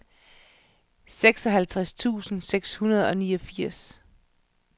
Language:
Danish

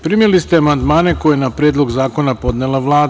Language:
Serbian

